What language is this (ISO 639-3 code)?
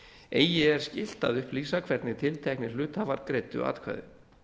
isl